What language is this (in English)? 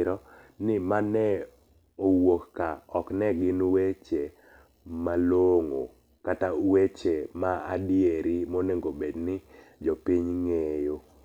Luo (Kenya and Tanzania)